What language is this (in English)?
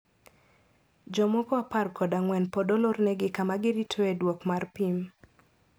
Luo (Kenya and Tanzania)